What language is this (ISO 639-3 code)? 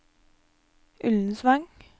nor